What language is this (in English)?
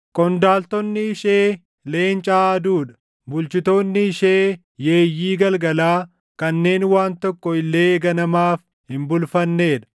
Oromo